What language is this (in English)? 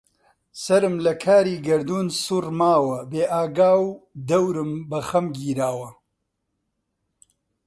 Central Kurdish